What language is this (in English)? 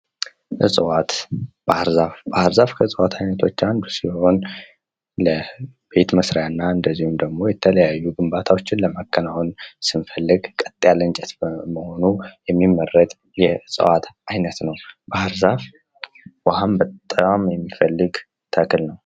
Amharic